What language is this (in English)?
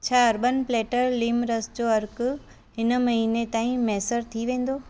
Sindhi